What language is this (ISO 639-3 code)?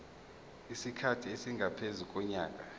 zul